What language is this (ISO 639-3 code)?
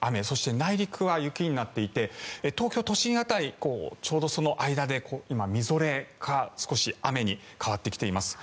jpn